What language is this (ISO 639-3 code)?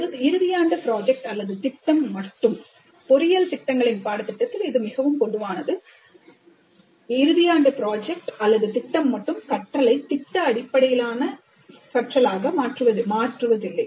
tam